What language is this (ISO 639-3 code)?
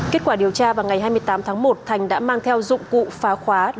vie